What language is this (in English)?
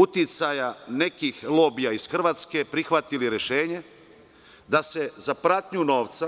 Serbian